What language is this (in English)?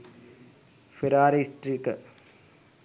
Sinhala